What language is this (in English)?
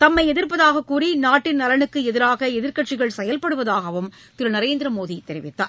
Tamil